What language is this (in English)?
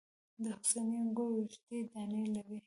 Pashto